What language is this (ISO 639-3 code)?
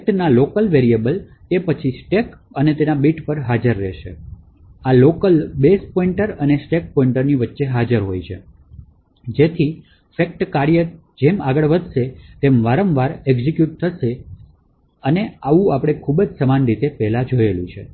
guj